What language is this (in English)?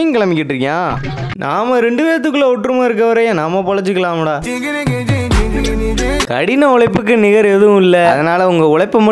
Romanian